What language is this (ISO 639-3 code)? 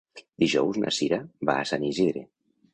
cat